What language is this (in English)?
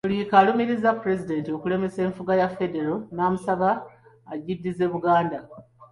Ganda